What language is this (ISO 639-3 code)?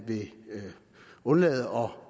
dan